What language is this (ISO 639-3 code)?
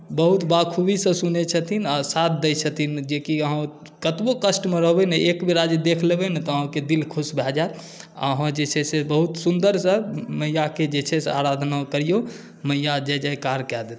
mai